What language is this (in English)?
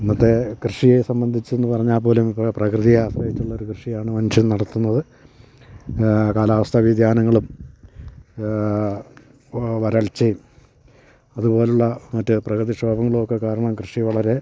Malayalam